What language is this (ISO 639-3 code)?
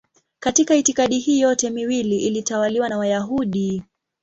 swa